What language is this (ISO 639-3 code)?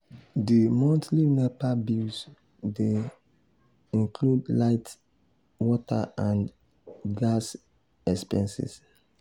pcm